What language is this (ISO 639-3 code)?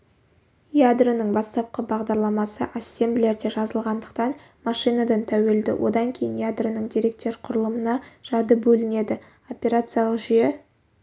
kaz